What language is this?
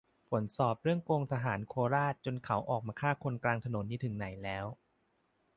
Thai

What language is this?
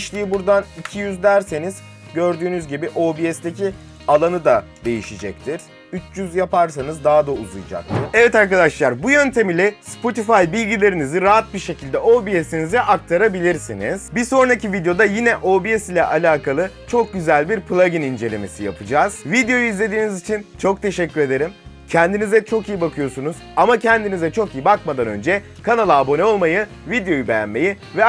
Turkish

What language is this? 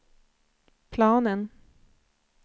Swedish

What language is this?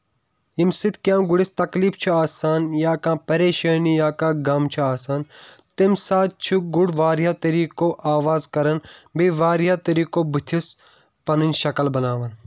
Kashmiri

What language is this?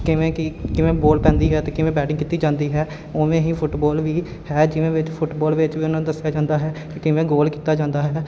Punjabi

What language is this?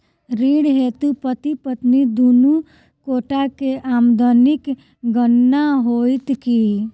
Maithili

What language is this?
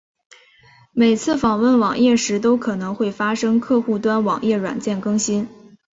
Chinese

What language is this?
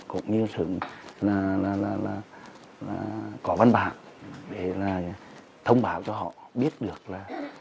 Vietnamese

